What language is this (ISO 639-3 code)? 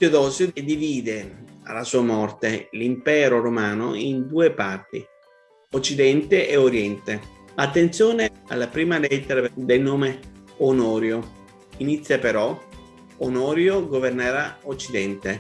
ita